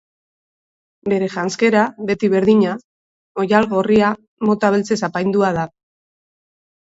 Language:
Basque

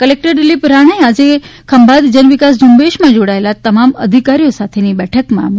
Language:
Gujarati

